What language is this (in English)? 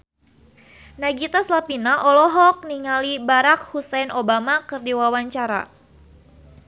Sundanese